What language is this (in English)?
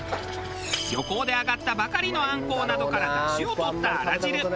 Japanese